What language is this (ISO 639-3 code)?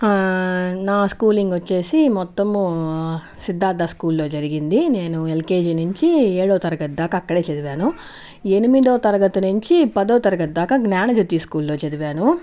tel